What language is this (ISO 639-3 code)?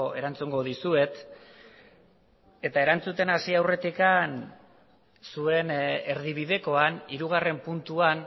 eus